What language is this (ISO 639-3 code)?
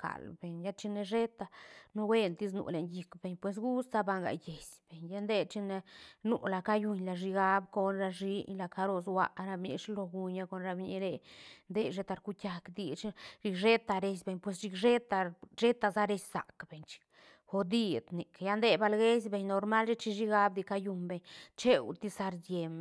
ztn